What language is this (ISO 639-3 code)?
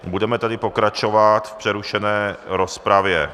ces